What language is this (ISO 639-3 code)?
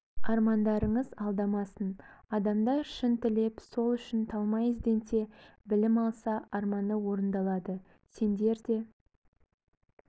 kaz